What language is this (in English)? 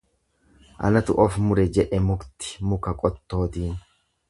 Oromo